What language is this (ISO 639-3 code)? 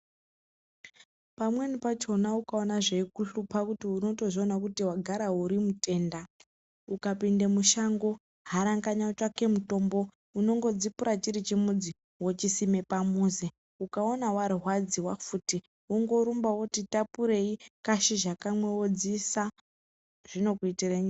ndc